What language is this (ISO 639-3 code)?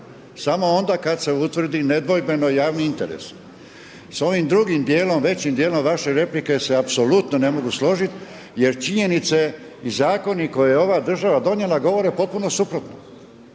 hrv